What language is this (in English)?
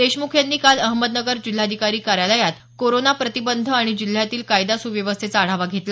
Marathi